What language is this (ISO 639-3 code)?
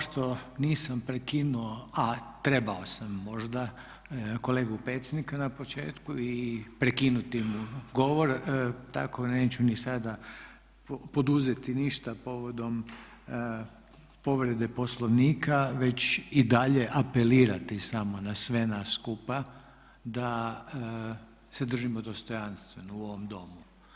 hrv